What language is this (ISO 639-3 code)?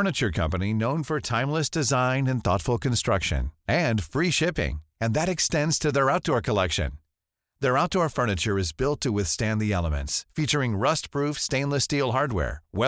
fas